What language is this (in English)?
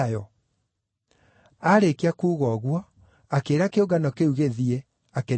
Kikuyu